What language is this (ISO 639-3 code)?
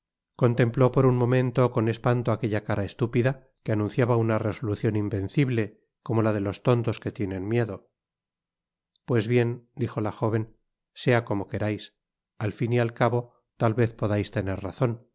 spa